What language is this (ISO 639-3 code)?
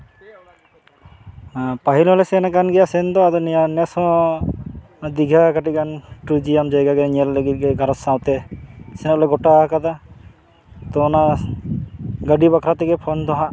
sat